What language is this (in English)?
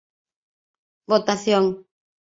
Galician